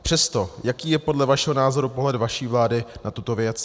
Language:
Czech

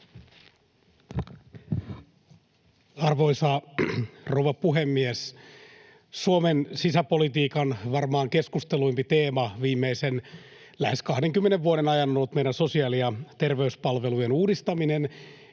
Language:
Finnish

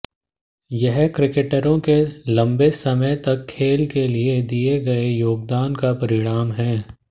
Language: Hindi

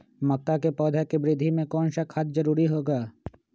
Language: Magahi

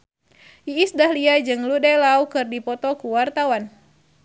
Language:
Sundanese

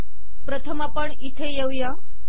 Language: Marathi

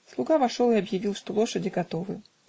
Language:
Russian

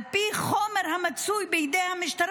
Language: Hebrew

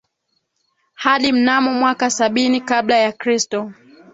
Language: Swahili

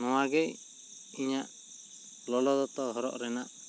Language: Santali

